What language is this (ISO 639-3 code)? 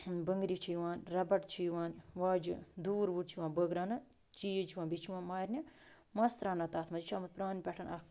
kas